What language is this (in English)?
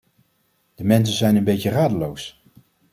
Dutch